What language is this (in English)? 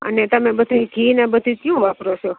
Gujarati